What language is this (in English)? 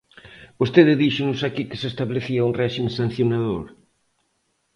Galician